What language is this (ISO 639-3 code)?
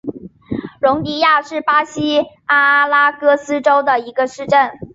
zho